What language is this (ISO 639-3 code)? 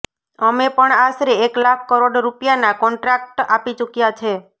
guj